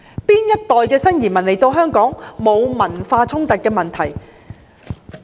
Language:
Cantonese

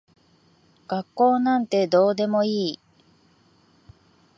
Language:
Japanese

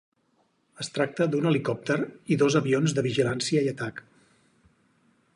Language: Catalan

